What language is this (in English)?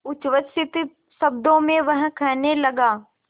Hindi